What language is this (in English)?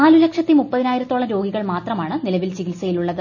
Malayalam